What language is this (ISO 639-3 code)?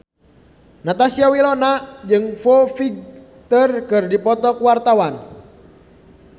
sun